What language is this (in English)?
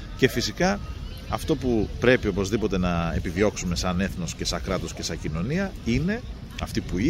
Greek